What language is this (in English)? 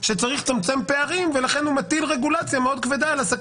Hebrew